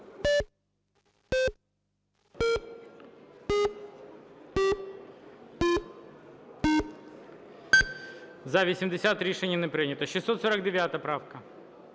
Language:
Ukrainian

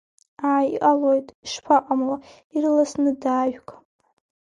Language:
Abkhazian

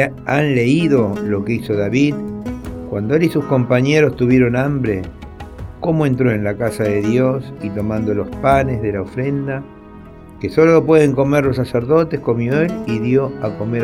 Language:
Spanish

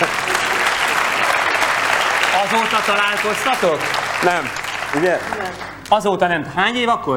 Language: Hungarian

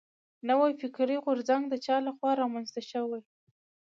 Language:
Pashto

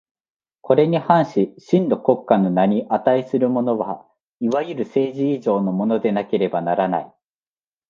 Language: Japanese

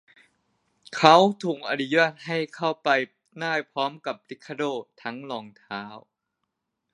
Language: Thai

